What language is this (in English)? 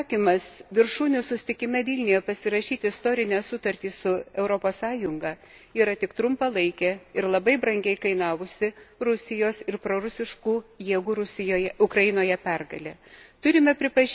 Lithuanian